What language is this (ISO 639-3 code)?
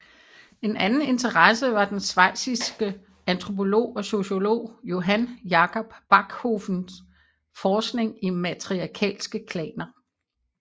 dan